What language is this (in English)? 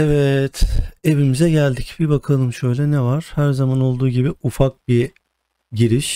Turkish